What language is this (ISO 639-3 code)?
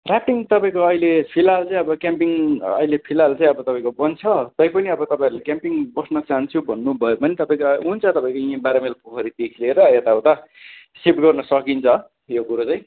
nep